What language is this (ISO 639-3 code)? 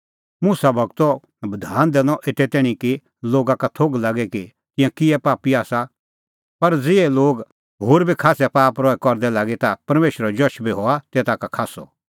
kfx